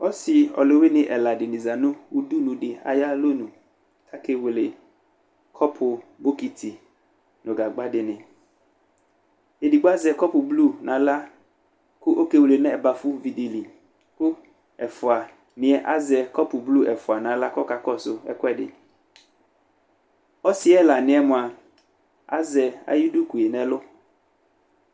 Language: Ikposo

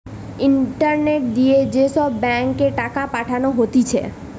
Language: Bangla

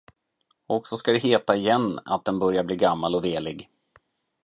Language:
Swedish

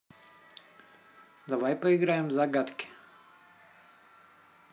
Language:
Russian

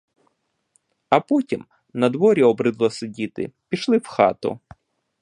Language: Ukrainian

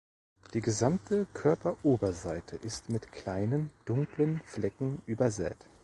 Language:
German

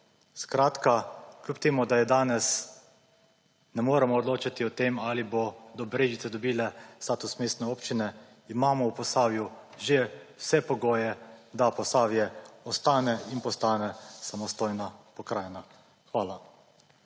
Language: Slovenian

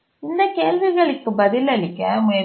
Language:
Tamil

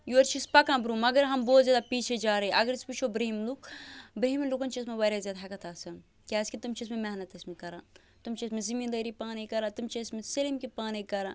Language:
Kashmiri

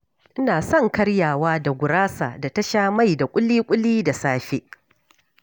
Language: Hausa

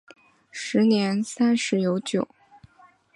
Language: Chinese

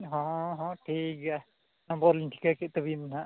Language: Santali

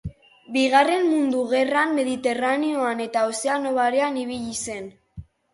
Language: Basque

